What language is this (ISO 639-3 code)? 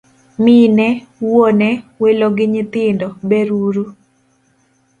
luo